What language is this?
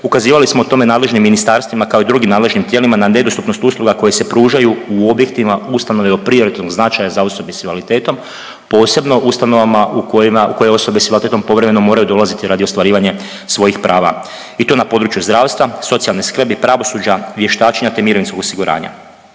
Croatian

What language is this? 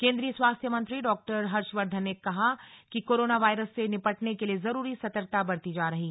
Hindi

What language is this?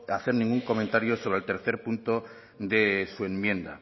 Spanish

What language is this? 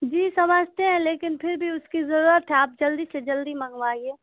Urdu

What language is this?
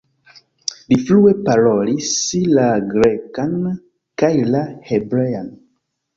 Esperanto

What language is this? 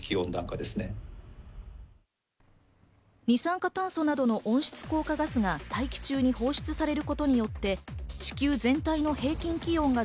Japanese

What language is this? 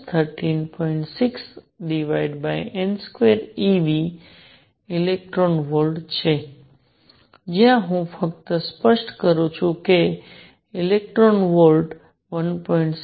Gujarati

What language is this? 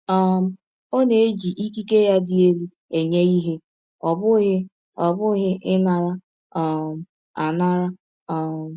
Igbo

